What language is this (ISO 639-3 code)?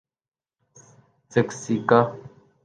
urd